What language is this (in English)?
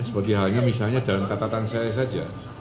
Indonesian